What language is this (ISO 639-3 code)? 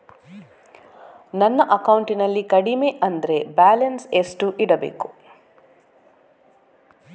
kan